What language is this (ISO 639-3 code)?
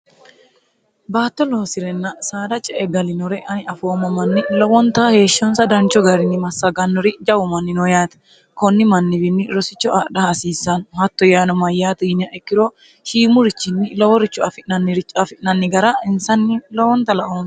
sid